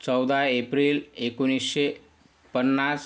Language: Marathi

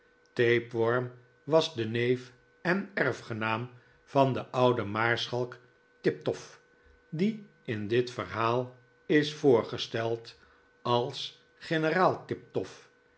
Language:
Dutch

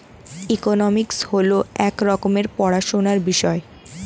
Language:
Bangla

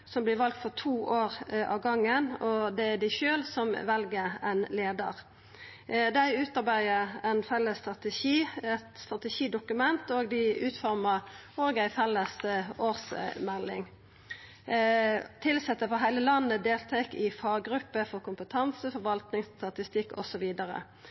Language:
Norwegian Nynorsk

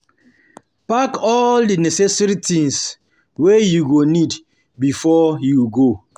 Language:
Nigerian Pidgin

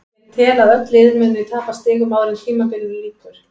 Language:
Icelandic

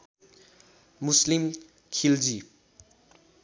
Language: Nepali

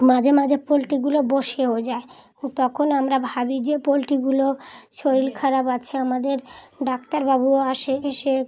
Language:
Bangla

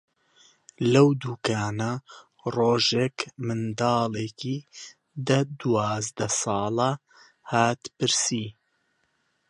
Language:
Central Kurdish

